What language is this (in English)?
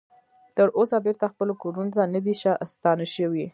Pashto